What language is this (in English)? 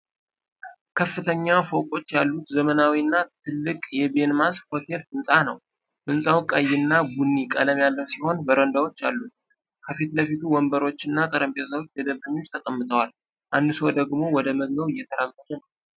Amharic